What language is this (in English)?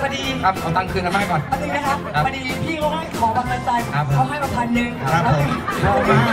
Thai